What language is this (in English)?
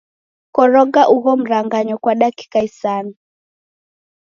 Taita